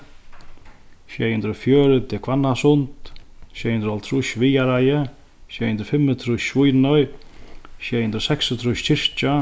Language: Faroese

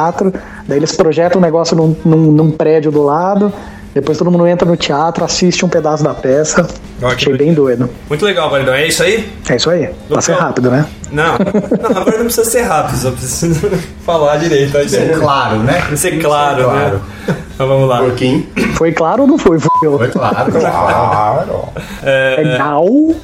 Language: Portuguese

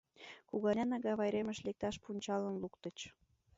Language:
Mari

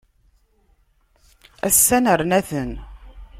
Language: Kabyle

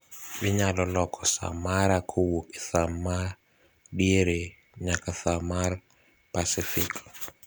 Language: Luo (Kenya and Tanzania)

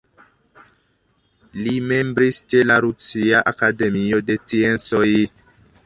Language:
Esperanto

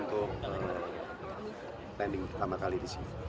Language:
Indonesian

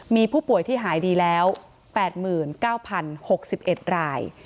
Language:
Thai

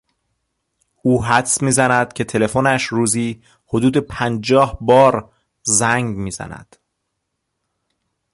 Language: Persian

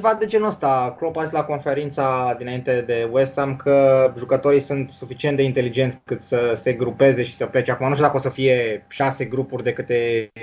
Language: Romanian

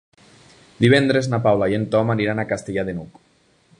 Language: Catalan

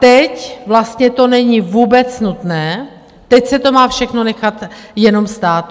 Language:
Czech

